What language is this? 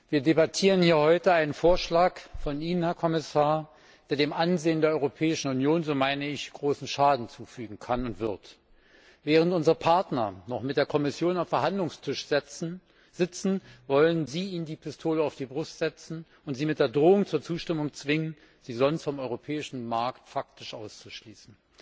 German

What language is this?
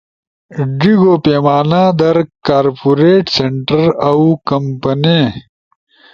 Ushojo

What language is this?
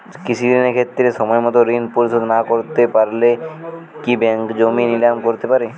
Bangla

